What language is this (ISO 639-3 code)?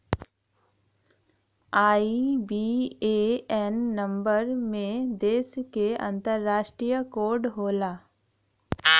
bho